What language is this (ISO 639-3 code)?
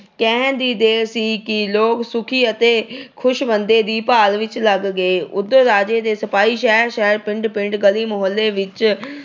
pan